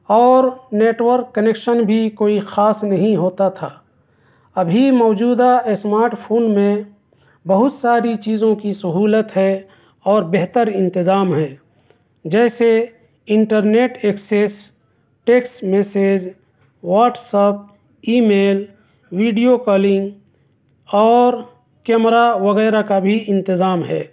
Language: Urdu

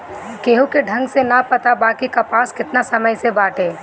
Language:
Bhojpuri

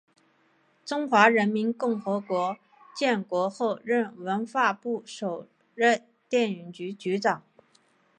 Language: Chinese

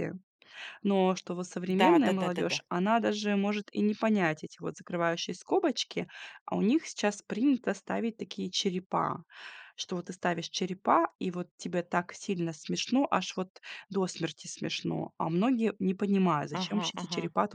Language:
Russian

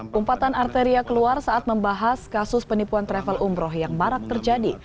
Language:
Indonesian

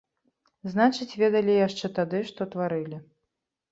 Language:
Belarusian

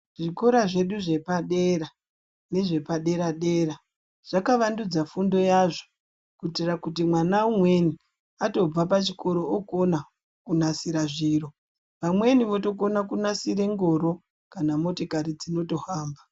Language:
Ndau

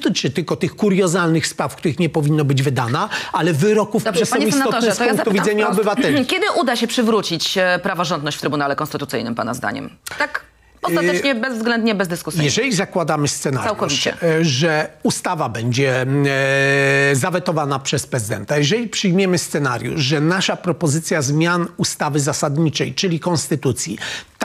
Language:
Polish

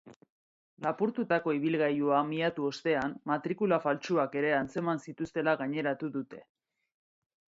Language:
Basque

